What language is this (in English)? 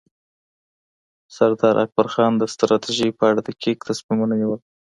Pashto